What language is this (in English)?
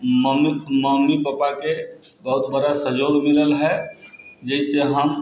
Maithili